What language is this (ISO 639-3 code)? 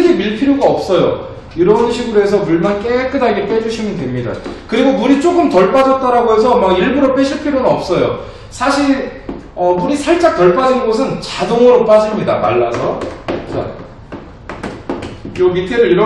kor